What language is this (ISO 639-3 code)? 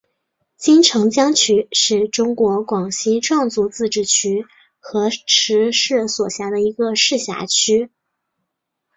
zho